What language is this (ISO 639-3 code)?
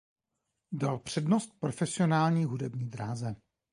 ces